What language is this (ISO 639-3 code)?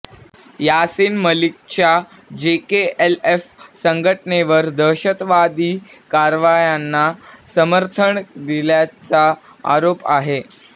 mar